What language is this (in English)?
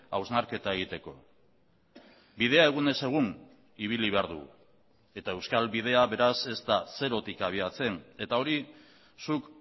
Basque